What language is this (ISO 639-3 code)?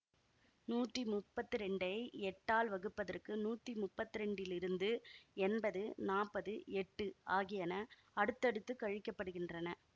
tam